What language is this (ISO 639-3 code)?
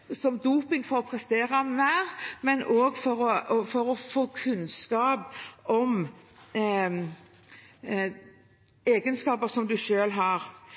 nob